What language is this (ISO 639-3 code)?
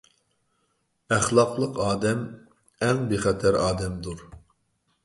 uig